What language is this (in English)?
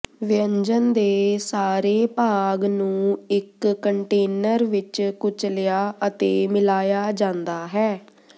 Punjabi